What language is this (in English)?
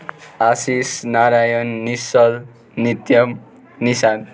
Nepali